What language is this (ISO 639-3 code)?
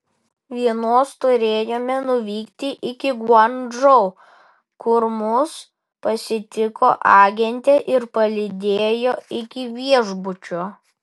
lit